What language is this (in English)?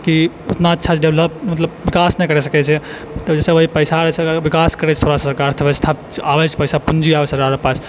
Maithili